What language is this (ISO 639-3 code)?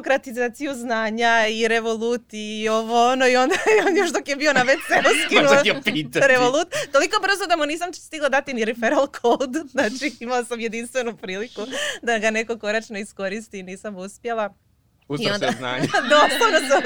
hrv